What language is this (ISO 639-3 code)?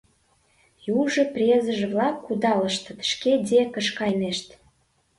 chm